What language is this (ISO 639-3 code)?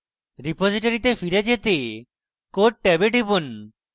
ben